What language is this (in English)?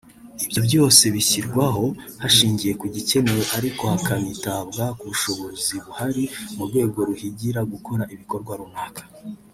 Kinyarwanda